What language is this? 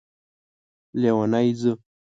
Pashto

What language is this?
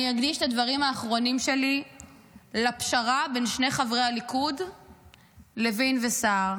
Hebrew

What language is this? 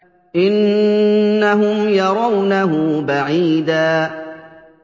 Arabic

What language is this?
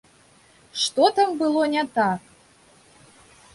Belarusian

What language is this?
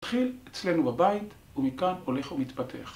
Hebrew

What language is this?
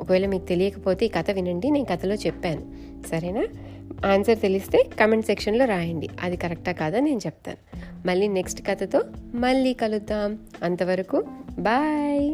Telugu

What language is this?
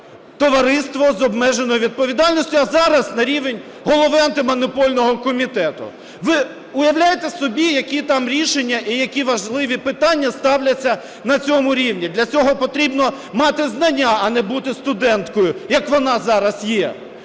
Ukrainian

